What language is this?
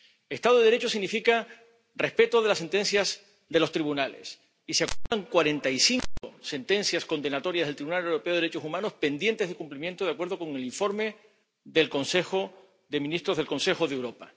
Spanish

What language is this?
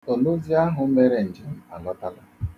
Igbo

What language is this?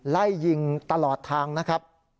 Thai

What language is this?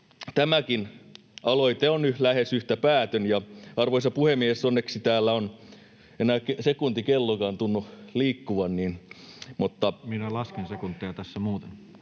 Finnish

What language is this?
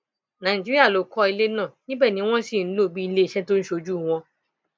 Yoruba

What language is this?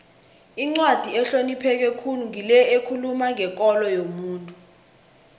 South Ndebele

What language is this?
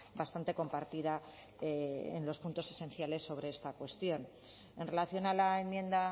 Spanish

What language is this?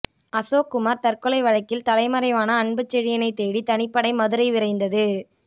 Tamil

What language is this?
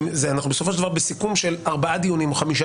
Hebrew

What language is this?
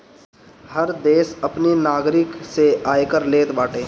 Bhojpuri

